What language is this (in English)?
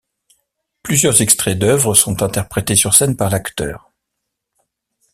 French